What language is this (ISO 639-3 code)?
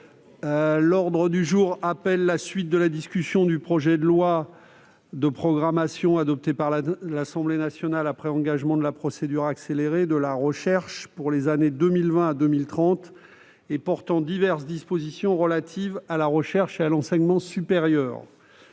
fra